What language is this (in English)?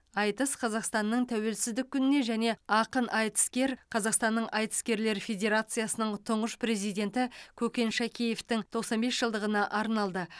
Kazakh